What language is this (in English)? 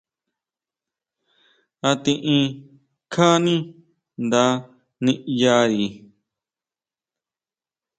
Huautla Mazatec